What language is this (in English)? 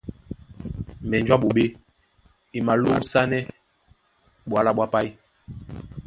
Duala